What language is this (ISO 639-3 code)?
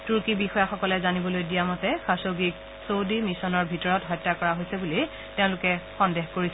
asm